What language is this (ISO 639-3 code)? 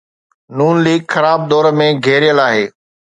snd